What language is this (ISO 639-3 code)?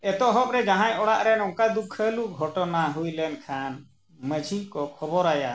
sat